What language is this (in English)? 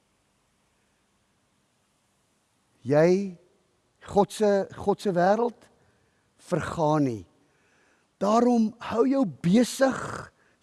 Dutch